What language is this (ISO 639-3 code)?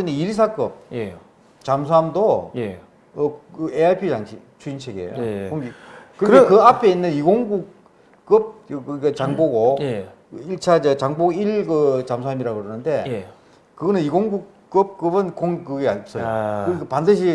kor